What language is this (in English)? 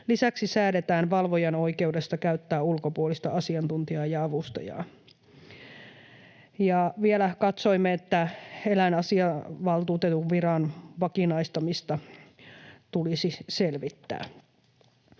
Finnish